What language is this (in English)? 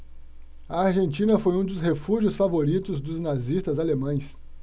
Portuguese